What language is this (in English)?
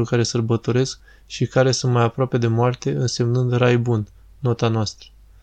Romanian